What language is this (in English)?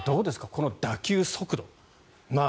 Japanese